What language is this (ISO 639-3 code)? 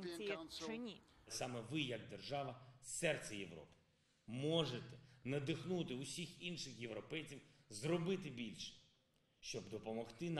ukr